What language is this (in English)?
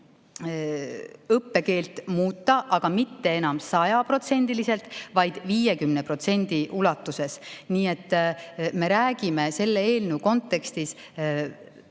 Estonian